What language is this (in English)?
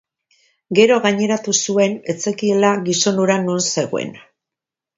Basque